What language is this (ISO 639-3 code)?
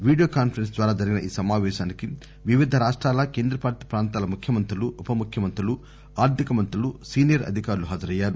tel